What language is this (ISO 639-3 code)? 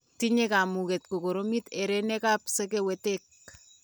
kln